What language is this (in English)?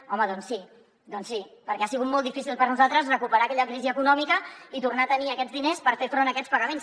Catalan